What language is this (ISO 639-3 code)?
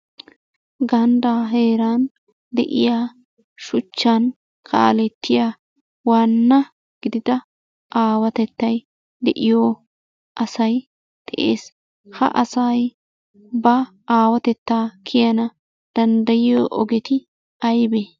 wal